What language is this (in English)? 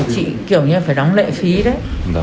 Vietnamese